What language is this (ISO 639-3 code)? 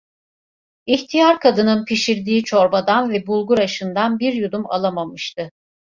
tur